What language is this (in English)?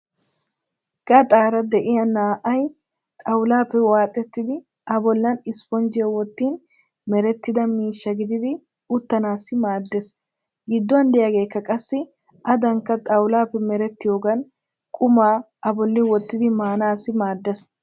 Wolaytta